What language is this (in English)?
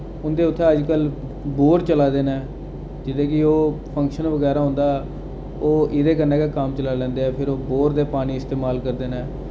Dogri